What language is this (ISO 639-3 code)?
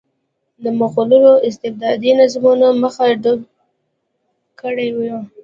pus